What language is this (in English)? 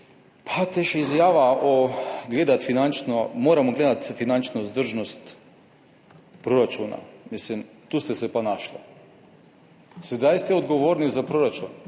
Slovenian